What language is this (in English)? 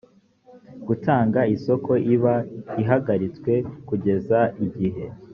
Kinyarwanda